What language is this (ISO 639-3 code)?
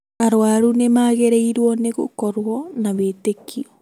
kik